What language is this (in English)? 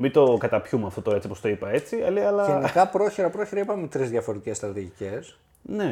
Greek